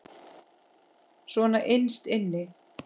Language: Icelandic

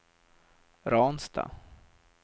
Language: Swedish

